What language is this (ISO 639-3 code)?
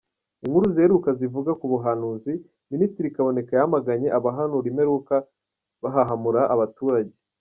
kin